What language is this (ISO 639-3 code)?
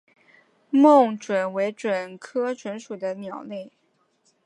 zho